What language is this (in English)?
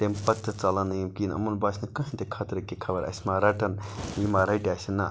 Kashmiri